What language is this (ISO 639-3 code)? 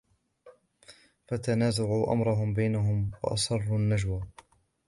ara